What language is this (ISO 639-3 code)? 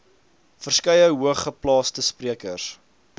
afr